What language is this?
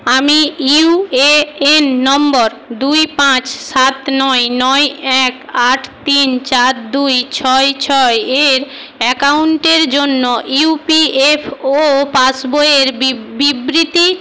Bangla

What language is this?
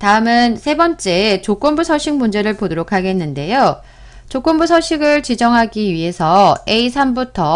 Korean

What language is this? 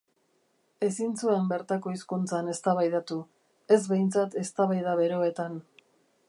Basque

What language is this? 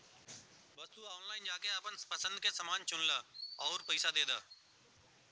Bhojpuri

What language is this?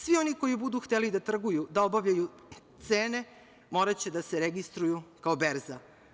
Serbian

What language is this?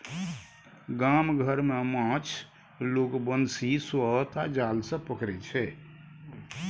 Maithili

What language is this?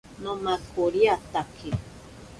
Ashéninka Perené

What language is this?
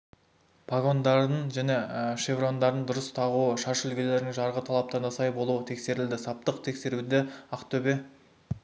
Kazakh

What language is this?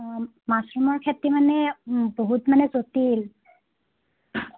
Assamese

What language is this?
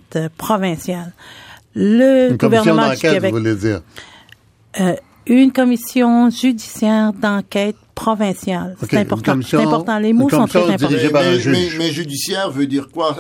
French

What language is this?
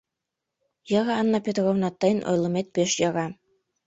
Mari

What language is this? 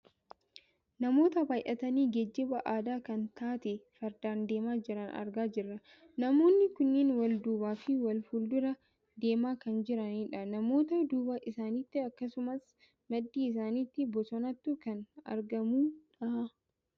Oromo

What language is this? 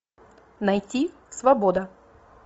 Russian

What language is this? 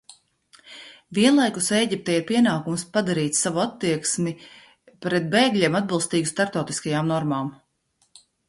Latvian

